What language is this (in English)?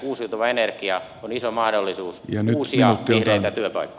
Finnish